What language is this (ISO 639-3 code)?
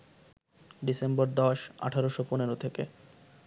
ben